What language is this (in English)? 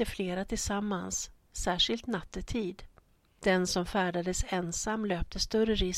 Swedish